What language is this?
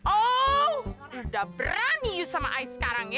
Indonesian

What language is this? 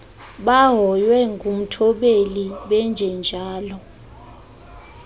Xhosa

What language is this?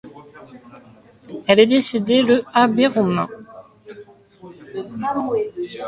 French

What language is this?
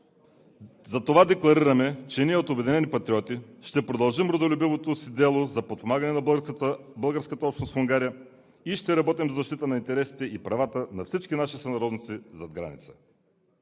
Bulgarian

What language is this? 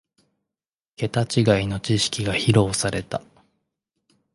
Japanese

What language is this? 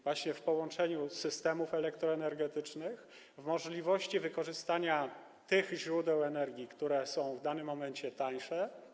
Polish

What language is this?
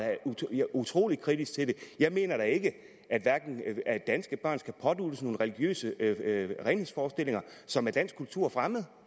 Danish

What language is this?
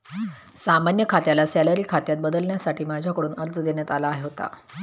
Marathi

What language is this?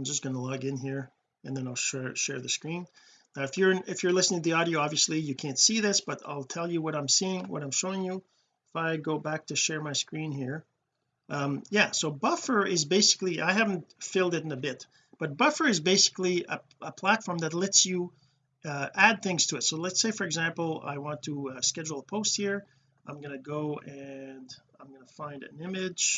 English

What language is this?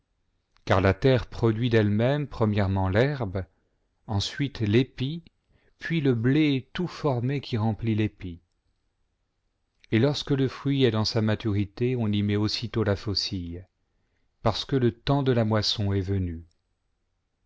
French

